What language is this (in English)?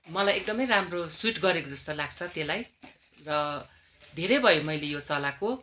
Nepali